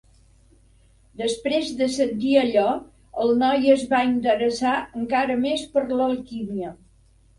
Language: Catalan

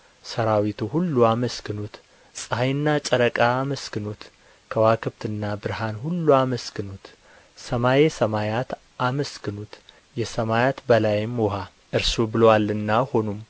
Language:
Amharic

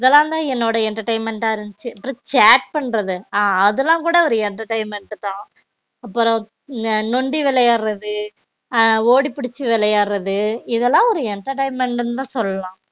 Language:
Tamil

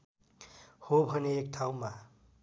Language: Nepali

